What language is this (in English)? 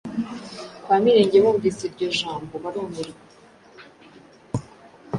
Kinyarwanda